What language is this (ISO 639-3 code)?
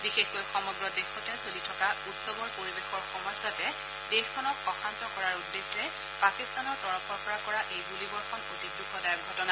asm